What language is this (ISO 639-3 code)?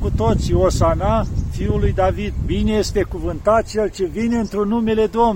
ron